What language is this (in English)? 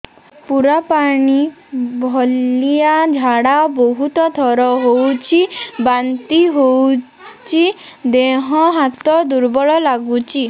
Odia